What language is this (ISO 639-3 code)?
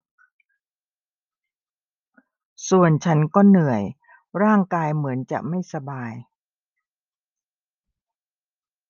tha